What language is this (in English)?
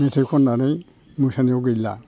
Bodo